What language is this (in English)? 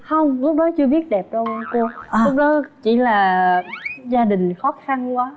Vietnamese